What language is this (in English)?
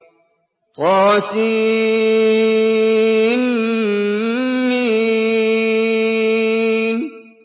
Arabic